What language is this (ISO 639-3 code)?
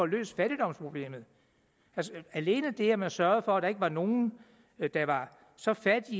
dan